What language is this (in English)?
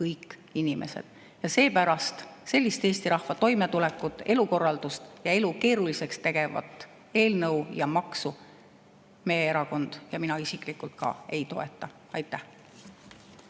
Estonian